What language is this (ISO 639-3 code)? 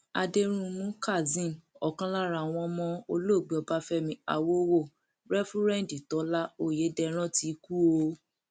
yor